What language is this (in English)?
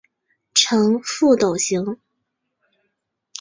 Chinese